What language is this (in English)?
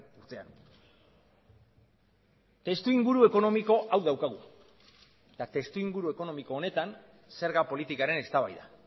Basque